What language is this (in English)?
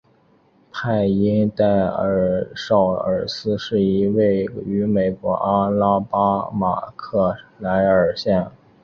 Chinese